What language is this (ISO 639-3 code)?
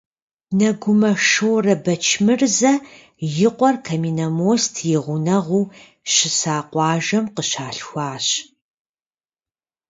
kbd